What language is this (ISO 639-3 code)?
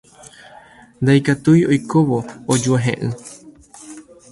grn